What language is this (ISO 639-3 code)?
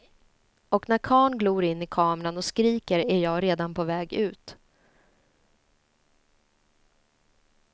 swe